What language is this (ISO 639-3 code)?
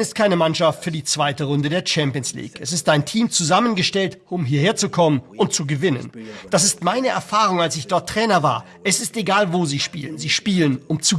deu